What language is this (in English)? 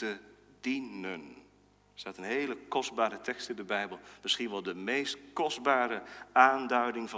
Dutch